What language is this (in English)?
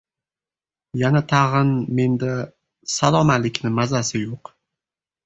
Uzbek